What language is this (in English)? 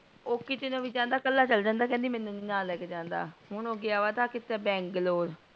Punjabi